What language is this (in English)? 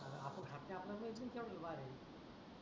Marathi